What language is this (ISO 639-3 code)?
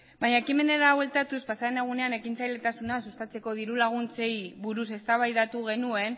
eus